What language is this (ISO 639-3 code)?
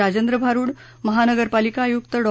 mar